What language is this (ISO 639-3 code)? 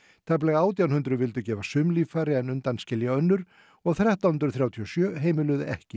isl